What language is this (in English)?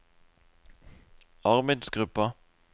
Norwegian